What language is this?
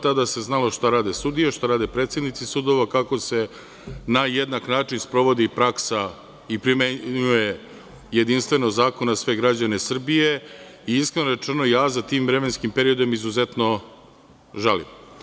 Serbian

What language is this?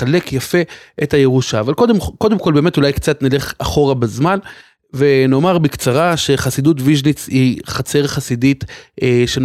Hebrew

